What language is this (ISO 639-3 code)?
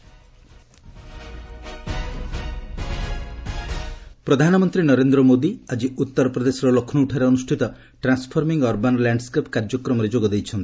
ori